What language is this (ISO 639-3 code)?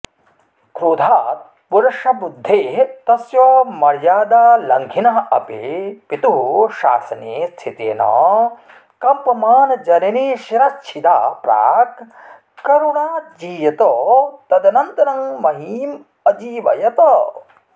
san